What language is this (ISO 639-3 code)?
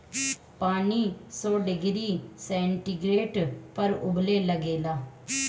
bho